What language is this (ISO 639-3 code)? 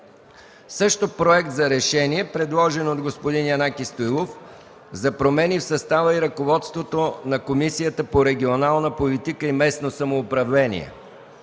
bul